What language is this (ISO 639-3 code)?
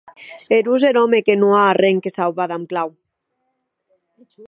oci